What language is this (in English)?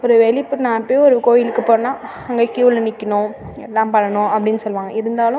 Tamil